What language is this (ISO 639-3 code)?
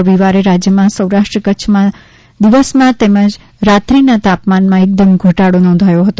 guj